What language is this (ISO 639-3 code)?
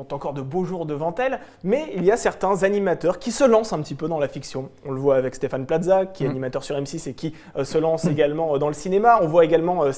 fra